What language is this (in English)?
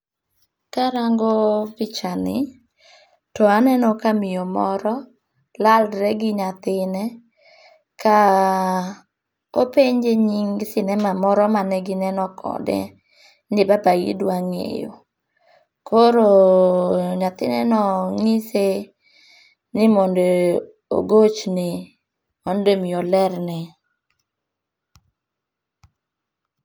Luo (Kenya and Tanzania)